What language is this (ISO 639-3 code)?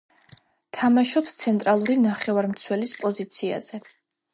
kat